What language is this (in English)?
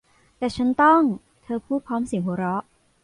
Thai